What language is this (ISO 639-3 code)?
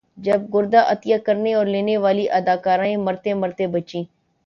urd